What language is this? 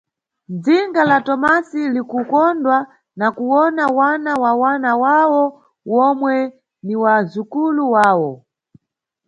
Nyungwe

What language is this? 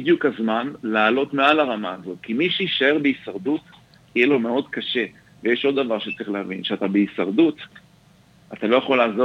Hebrew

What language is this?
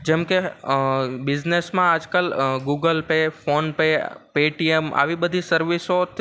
Gujarati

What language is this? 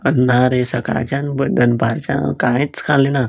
Konkani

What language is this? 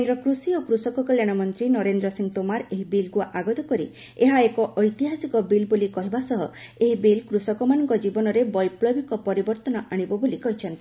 Odia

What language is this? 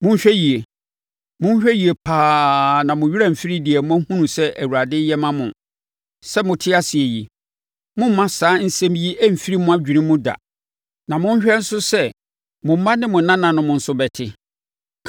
Akan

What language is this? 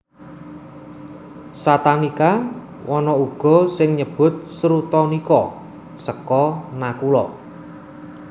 Javanese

